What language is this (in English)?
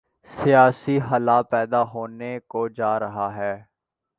Urdu